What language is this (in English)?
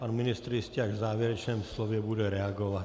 Czech